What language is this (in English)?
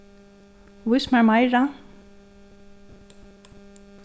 Faroese